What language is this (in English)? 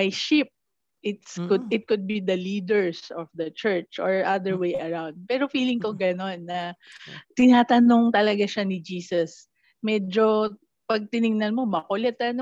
Filipino